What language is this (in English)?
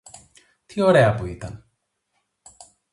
Greek